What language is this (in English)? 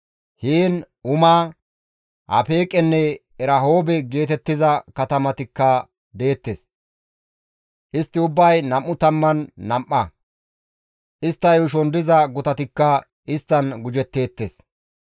Gamo